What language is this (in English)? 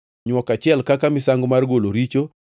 Luo (Kenya and Tanzania)